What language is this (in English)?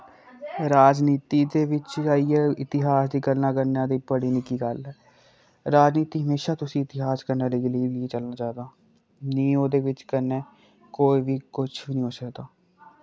Dogri